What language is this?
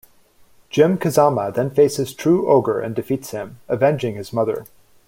English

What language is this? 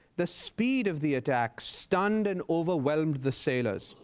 English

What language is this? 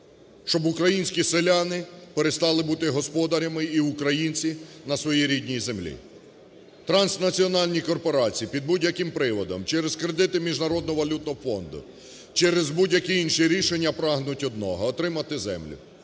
Ukrainian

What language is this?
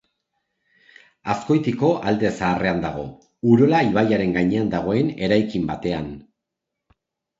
Basque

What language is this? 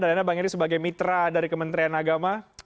Indonesian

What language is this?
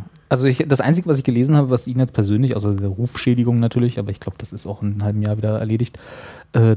German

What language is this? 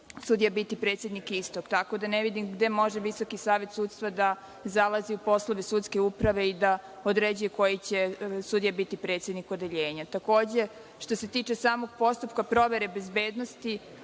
Serbian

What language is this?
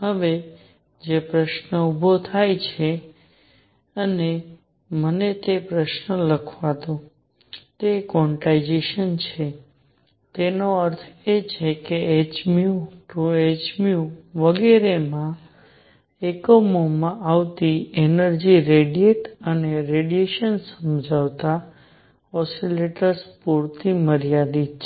Gujarati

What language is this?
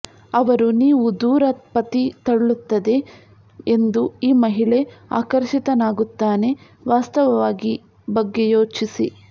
Kannada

